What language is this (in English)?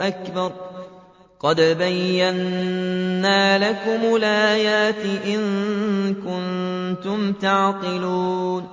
Arabic